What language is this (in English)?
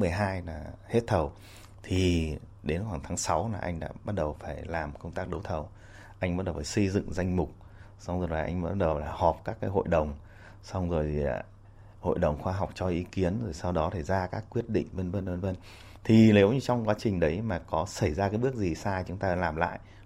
Vietnamese